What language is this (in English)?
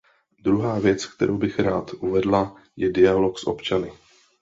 Czech